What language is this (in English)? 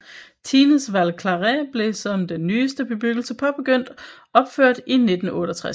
Danish